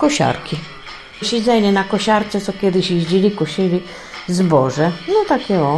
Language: Polish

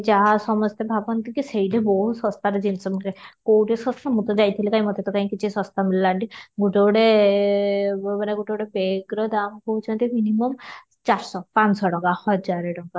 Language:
Odia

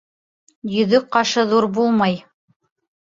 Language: Bashkir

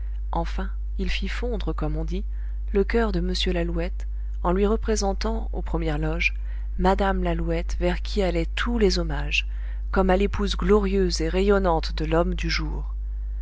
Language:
French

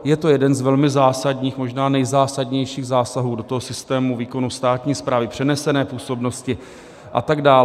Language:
Czech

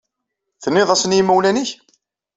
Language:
Kabyle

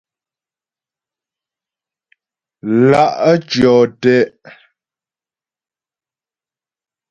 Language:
Ghomala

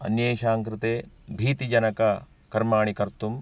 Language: Sanskrit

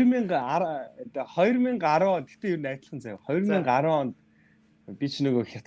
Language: Turkish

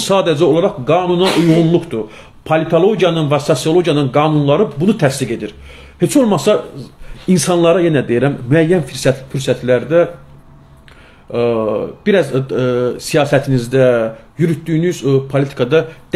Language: Turkish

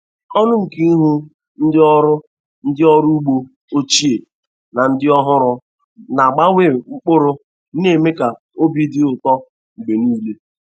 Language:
Igbo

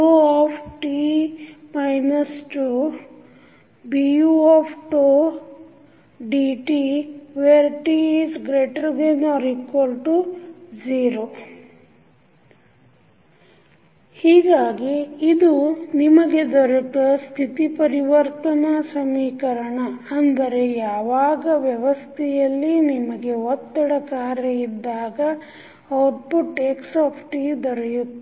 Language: Kannada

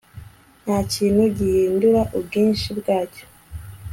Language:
Kinyarwanda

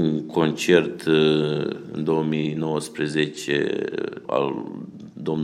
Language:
Romanian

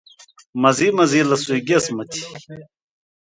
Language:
Indus Kohistani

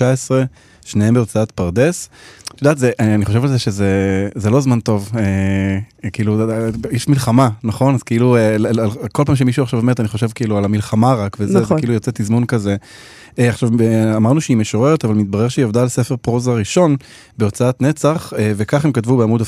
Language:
Hebrew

